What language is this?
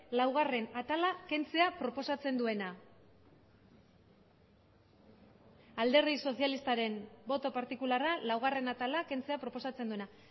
Basque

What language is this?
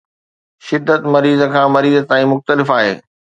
Sindhi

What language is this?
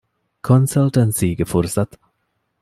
Divehi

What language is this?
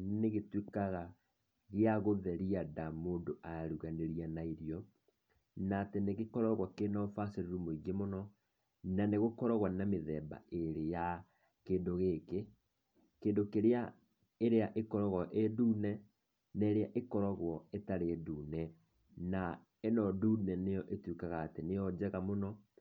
Kikuyu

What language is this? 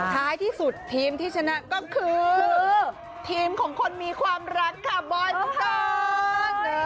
Thai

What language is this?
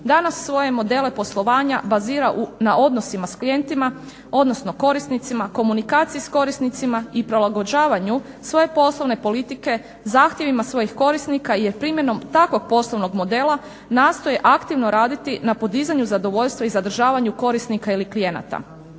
Croatian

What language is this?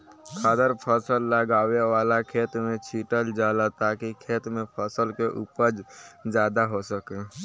Bhojpuri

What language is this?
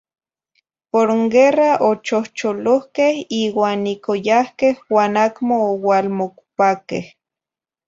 Zacatlán-Ahuacatlán-Tepetzintla Nahuatl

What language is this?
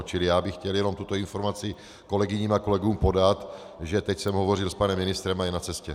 Czech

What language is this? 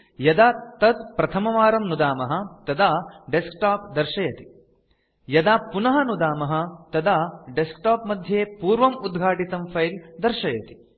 Sanskrit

